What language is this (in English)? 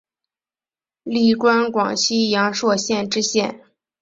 Chinese